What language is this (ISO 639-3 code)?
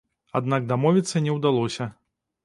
bel